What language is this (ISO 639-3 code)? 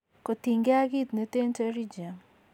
kln